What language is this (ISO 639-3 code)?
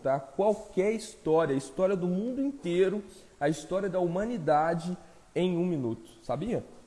por